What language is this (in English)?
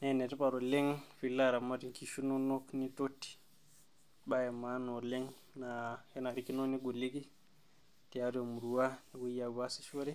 Masai